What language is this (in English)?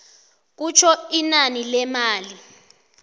South Ndebele